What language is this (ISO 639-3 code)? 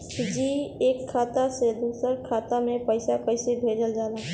bho